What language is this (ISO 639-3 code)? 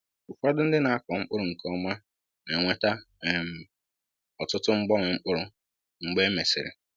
ibo